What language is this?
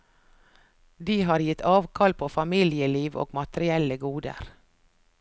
Norwegian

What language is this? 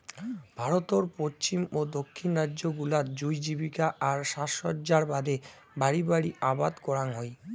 Bangla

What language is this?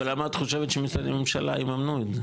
Hebrew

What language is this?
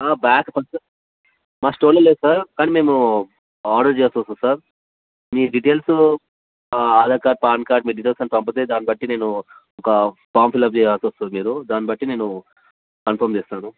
Telugu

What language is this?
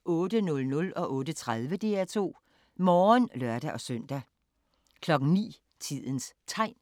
Danish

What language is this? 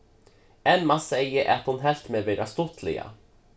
Faroese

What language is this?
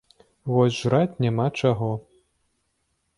Belarusian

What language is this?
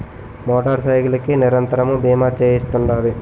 Telugu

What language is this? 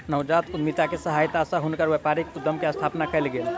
Maithili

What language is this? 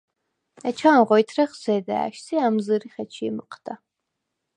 Svan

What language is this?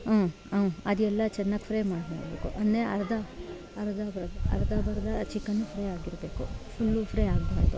Kannada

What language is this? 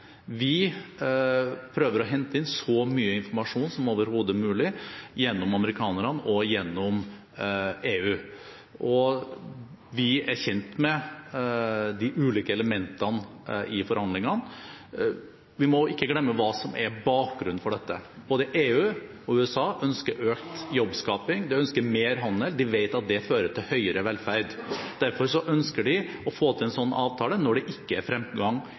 Norwegian Bokmål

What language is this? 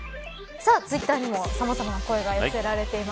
Japanese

